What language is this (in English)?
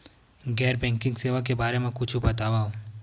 Chhattisgarhi